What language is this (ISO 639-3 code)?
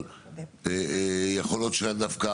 heb